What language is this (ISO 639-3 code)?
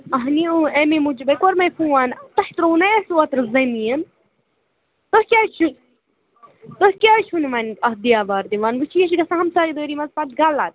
kas